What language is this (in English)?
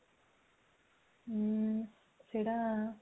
Odia